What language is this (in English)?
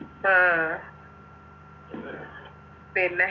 Malayalam